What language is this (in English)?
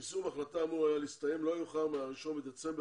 Hebrew